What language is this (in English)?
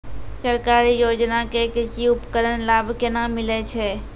Maithili